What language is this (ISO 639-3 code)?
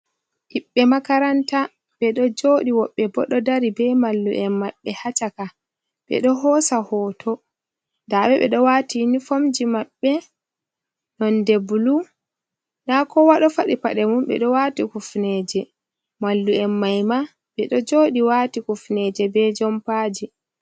ful